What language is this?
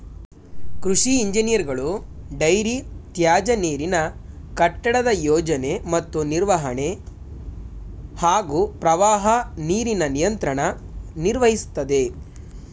Kannada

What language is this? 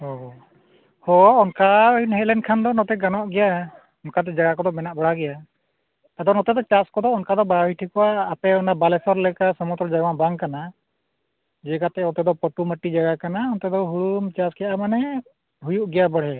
Santali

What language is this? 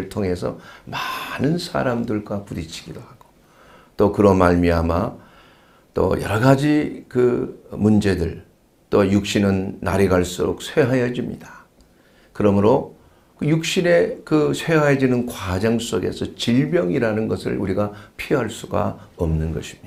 Korean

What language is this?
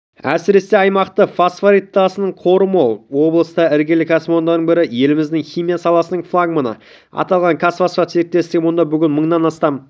Kazakh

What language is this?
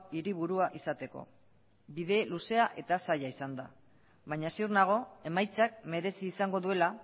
Basque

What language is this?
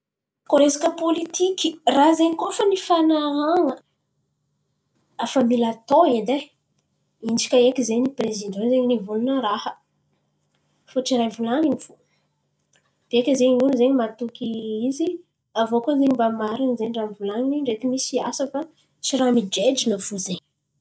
Antankarana Malagasy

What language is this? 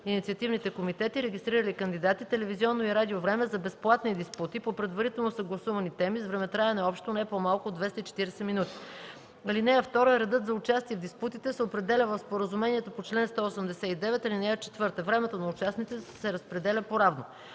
Bulgarian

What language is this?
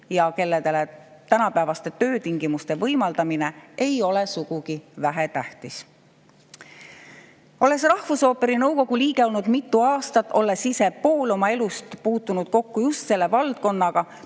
Estonian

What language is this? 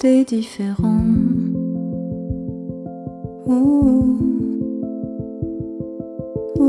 French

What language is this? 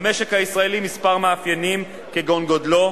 Hebrew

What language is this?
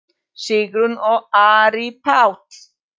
Icelandic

